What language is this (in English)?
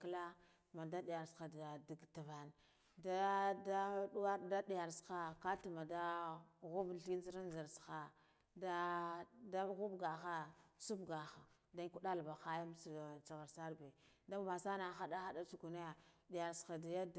Guduf-Gava